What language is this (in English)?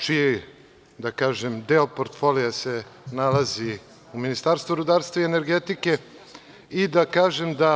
Serbian